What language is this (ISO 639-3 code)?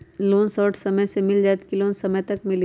mag